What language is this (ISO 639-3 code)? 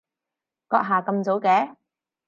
yue